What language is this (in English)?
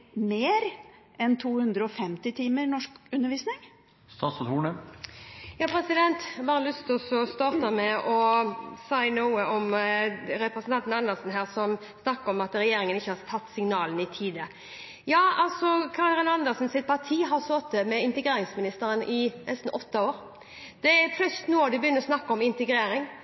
Norwegian Bokmål